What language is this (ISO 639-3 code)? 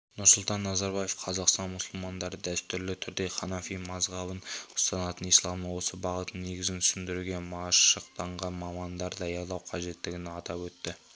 kaz